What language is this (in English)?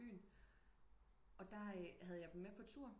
Danish